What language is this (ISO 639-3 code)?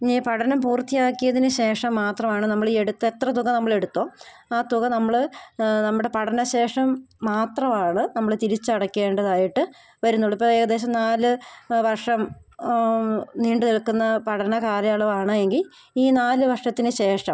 mal